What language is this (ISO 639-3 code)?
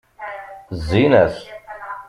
kab